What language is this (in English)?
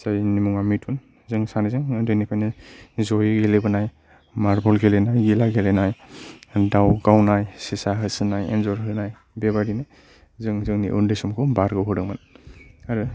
Bodo